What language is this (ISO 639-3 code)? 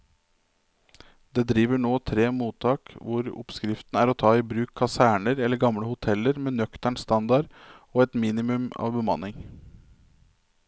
nor